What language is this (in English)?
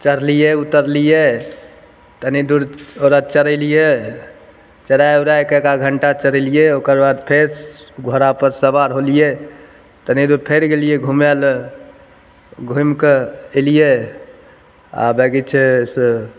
Maithili